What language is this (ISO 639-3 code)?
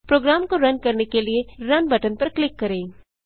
hin